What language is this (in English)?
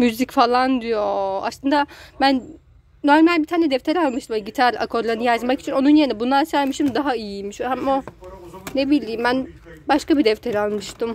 Turkish